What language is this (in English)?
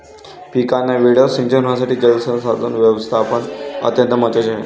Marathi